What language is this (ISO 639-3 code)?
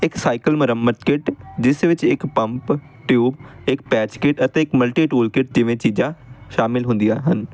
pan